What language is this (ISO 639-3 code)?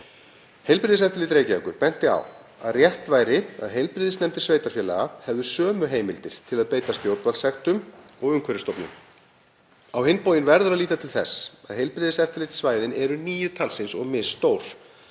isl